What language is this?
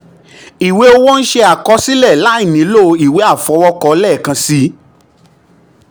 Yoruba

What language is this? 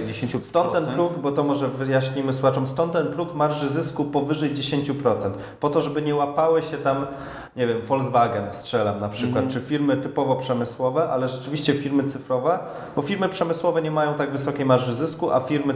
Polish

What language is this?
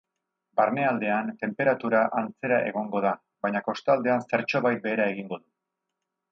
Basque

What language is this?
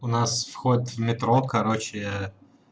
Russian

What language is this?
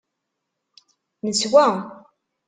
Kabyle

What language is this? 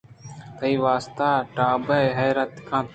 Eastern Balochi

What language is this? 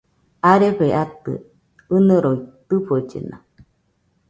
Nüpode Huitoto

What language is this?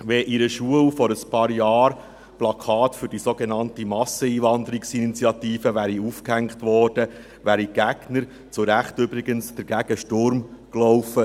Swiss German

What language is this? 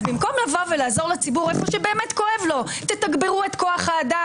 Hebrew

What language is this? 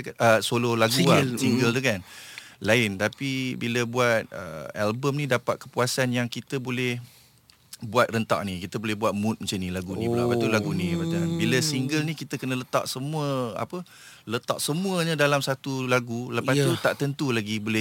Malay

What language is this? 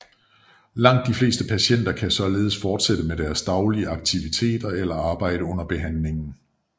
Danish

